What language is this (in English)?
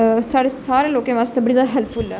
Dogri